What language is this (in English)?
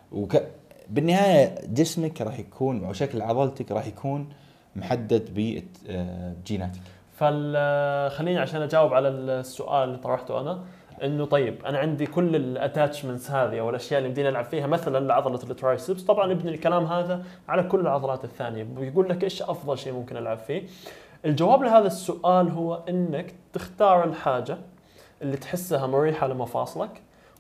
Arabic